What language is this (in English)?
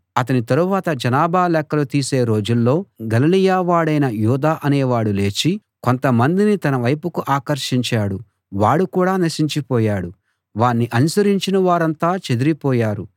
Telugu